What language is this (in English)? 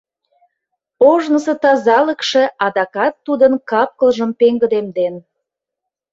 Mari